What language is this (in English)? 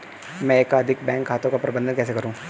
Hindi